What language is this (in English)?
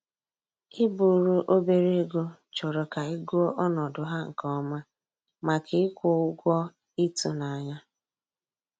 Igbo